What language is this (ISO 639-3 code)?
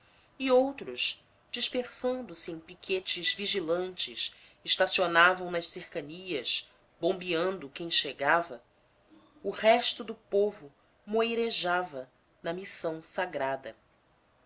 por